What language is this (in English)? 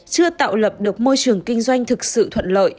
Vietnamese